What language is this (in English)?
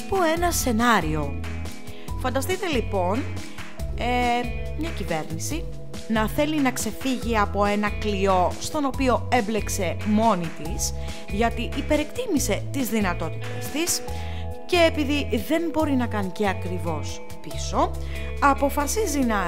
Greek